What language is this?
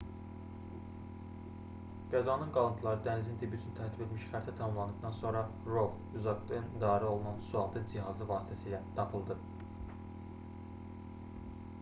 Azerbaijani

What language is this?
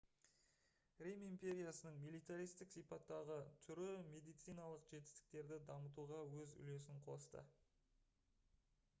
Kazakh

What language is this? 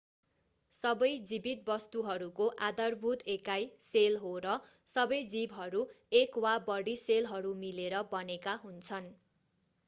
Nepali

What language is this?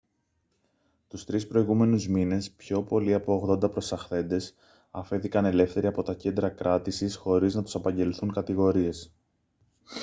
Greek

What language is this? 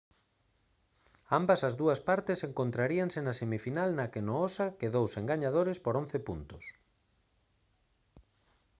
Galician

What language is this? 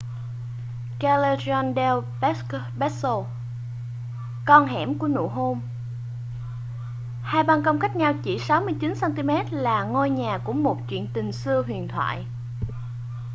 Vietnamese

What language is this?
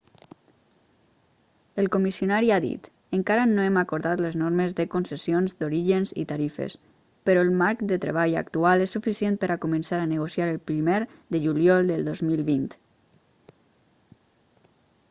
Catalan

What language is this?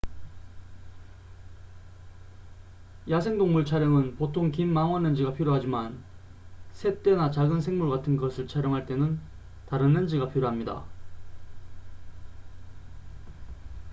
Korean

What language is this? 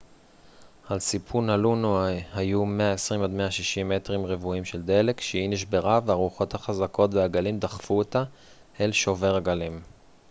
Hebrew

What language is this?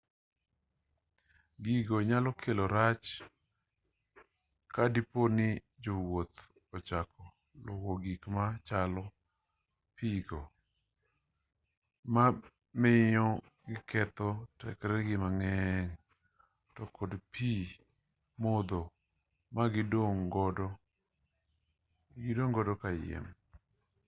Luo (Kenya and Tanzania)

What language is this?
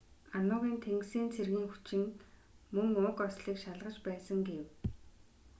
Mongolian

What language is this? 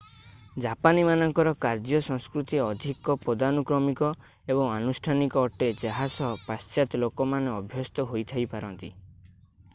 Odia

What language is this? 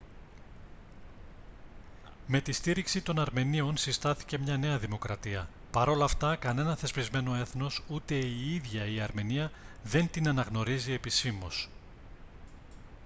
Greek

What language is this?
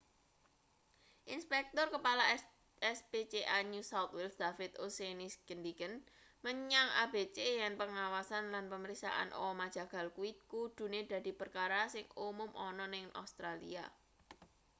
Javanese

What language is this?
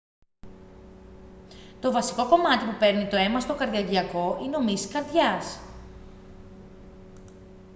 Greek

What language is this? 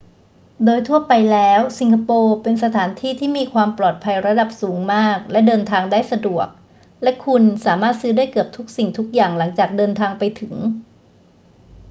Thai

